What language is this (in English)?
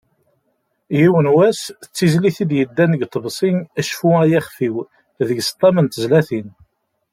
Kabyle